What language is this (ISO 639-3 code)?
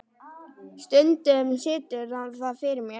isl